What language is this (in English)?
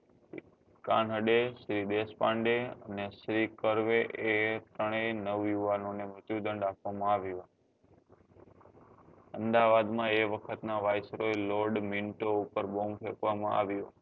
Gujarati